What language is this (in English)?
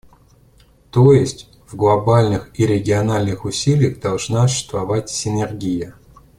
Russian